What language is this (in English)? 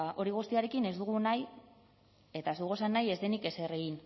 Basque